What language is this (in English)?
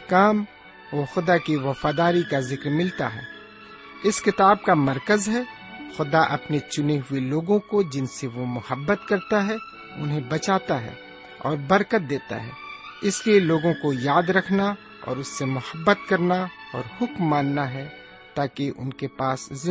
Urdu